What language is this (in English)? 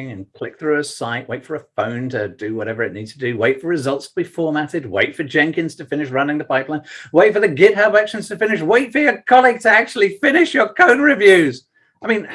English